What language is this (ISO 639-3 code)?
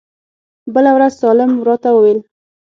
pus